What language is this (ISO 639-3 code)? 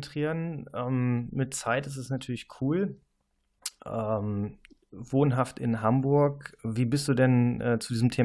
deu